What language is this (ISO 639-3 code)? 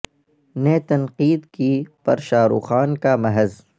urd